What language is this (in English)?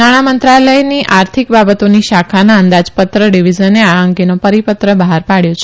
Gujarati